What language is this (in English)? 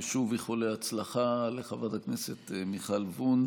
Hebrew